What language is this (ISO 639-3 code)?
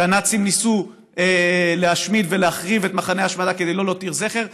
heb